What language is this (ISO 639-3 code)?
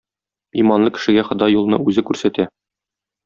tat